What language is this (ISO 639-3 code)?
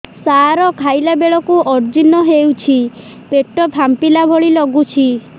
ori